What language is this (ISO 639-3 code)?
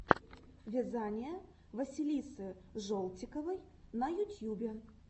rus